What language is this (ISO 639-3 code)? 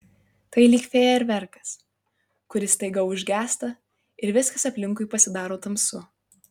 lit